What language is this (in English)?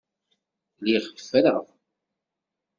Kabyle